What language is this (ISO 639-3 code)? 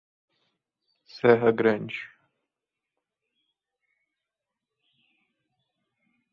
por